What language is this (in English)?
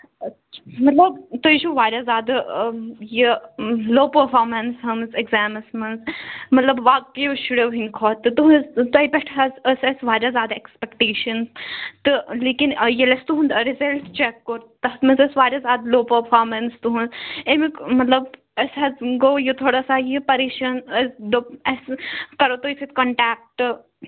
Kashmiri